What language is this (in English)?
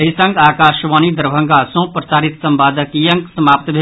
Maithili